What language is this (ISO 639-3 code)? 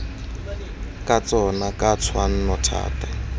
tsn